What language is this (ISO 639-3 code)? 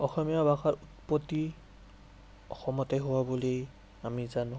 asm